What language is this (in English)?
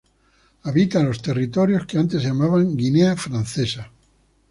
Spanish